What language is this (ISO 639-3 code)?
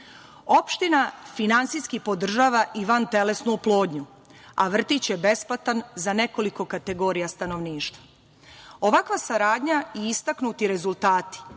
srp